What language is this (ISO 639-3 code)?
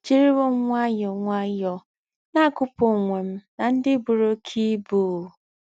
ibo